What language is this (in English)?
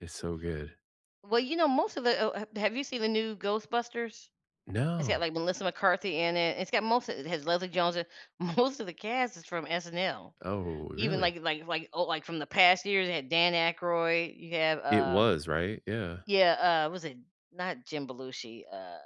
English